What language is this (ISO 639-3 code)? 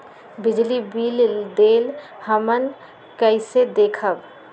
mag